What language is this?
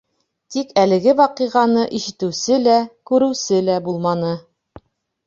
Bashkir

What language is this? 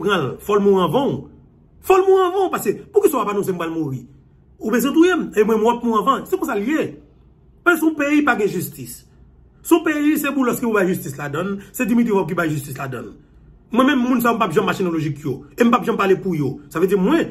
French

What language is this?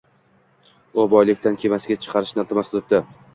Uzbek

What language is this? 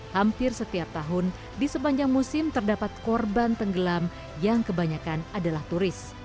Indonesian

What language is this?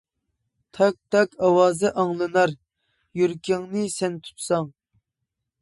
Uyghur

